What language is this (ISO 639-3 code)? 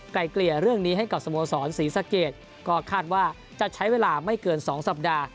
tha